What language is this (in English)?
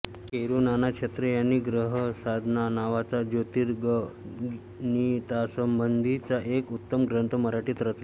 Marathi